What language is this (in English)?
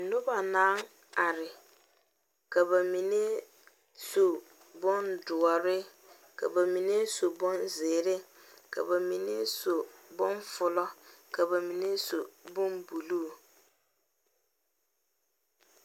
Southern Dagaare